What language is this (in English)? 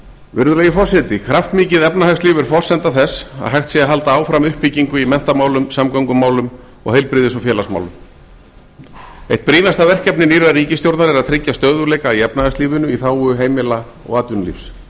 Icelandic